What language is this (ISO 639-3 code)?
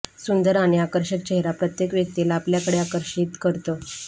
mar